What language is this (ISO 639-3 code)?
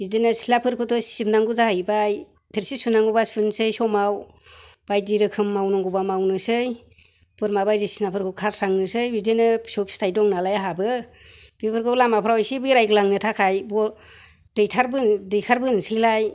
brx